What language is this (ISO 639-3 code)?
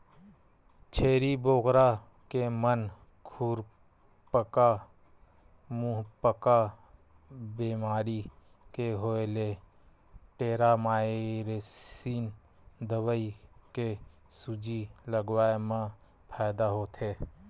hne